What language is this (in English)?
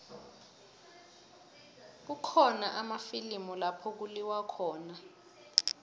South Ndebele